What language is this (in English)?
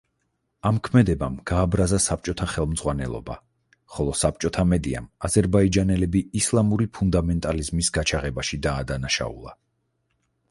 Georgian